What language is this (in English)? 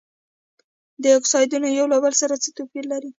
Pashto